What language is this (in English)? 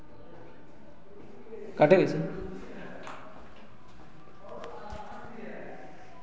Hindi